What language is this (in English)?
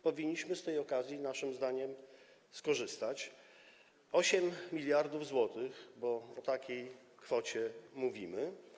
Polish